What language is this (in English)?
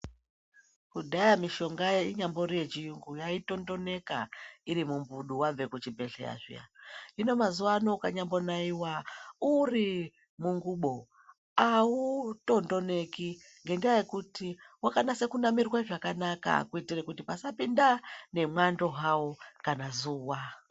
Ndau